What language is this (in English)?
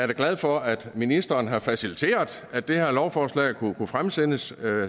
Danish